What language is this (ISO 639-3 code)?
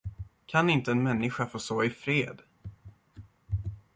swe